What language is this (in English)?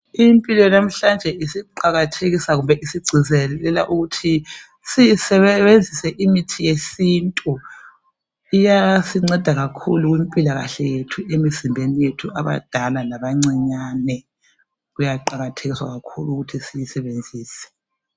North Ndebele